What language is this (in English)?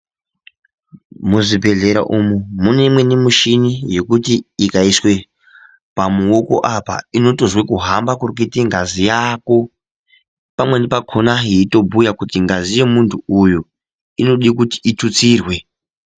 Ndau